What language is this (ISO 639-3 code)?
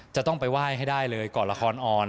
tha